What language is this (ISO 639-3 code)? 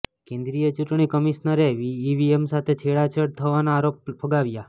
guj